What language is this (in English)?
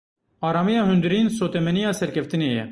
Kurdish